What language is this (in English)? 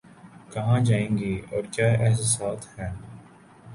Urdu